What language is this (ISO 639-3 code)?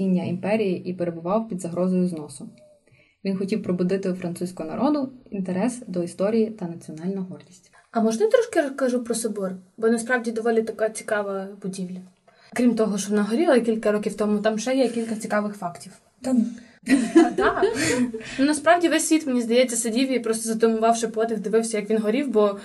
ukr